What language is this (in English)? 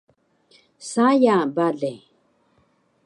Taroko